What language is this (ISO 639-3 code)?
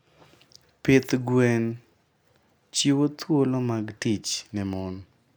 luo